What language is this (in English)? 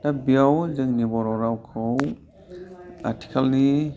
Bodo